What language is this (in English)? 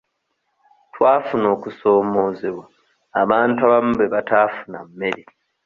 Ganda